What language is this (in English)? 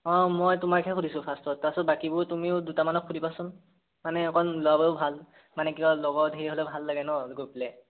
Assamese